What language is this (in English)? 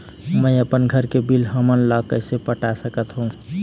Chhattisgarhi